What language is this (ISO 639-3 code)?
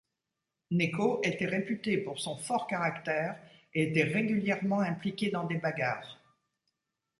fra